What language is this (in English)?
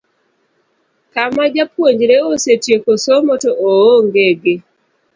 Luo (Kenya and Tanzania)